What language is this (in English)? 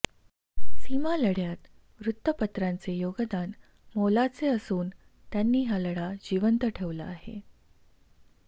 Marathi